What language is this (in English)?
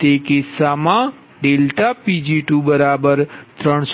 Gujarati